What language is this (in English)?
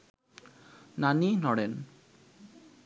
Bangla